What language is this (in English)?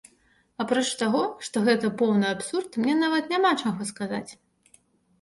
Belarusian